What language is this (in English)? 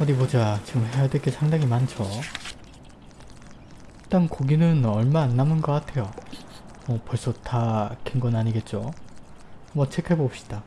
Korean